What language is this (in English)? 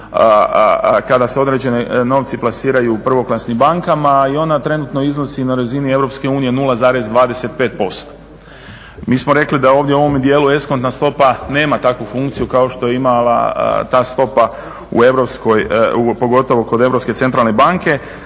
Croatian